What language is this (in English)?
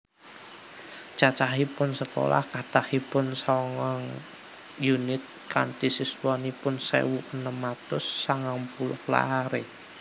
Javanese